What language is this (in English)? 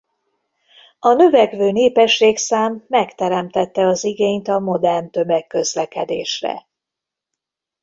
Hungarian